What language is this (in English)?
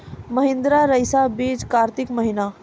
Maithili